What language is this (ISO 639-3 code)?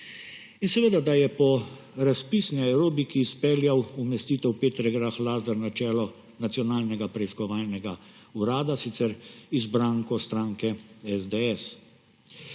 slv